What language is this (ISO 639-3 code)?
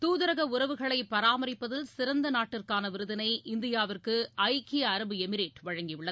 tam